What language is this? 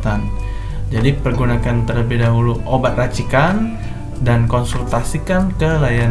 Indonesian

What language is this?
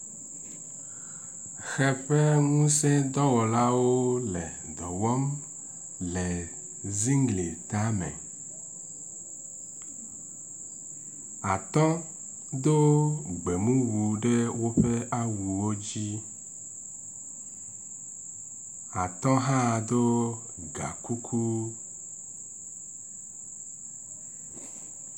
Ewe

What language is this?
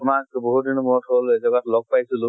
Assamese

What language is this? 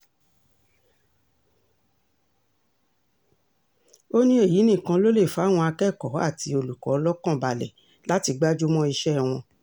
Yoruba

